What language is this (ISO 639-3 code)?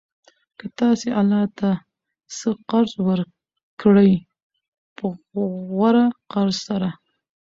pus